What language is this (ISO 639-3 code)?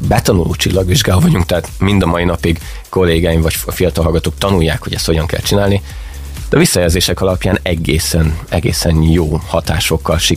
hun